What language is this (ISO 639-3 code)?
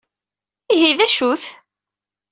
kab